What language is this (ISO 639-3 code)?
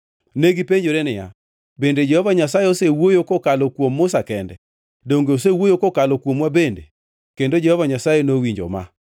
luo